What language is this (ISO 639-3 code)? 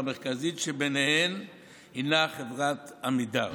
heb